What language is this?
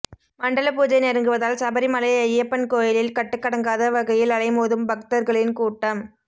Tamil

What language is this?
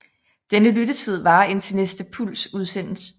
Danish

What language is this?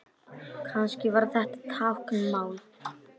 Icelandic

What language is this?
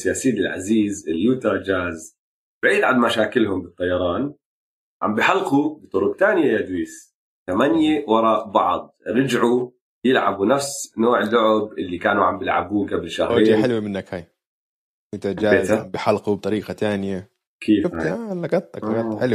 Arabic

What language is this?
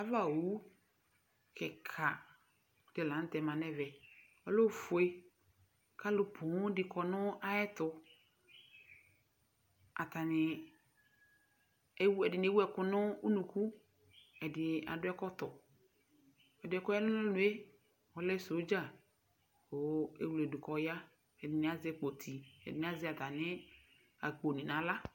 Ikposo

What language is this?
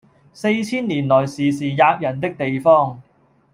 Cantonese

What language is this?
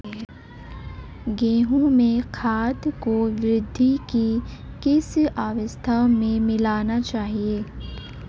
Hindi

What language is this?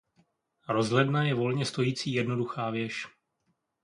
Czech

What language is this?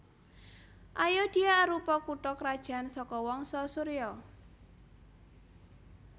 Javanese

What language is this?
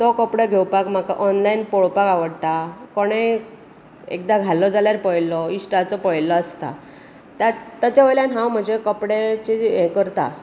Konkani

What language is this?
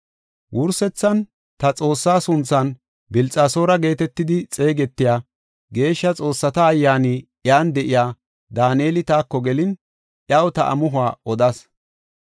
Gofa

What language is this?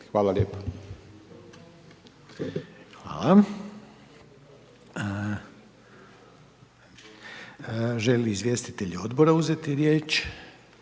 Croatian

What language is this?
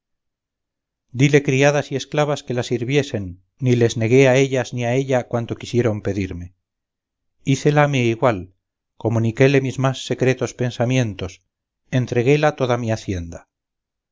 Spanish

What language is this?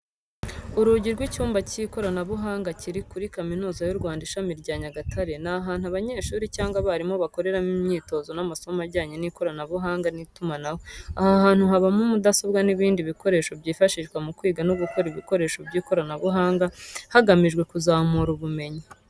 Kinyarwanda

